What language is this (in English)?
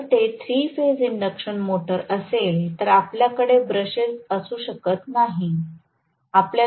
Marathi